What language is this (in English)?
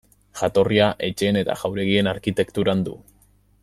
Basque